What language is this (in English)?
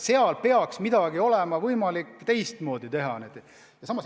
Estonian